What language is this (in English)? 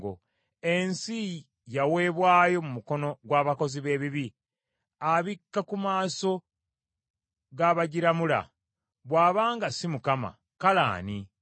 Ganda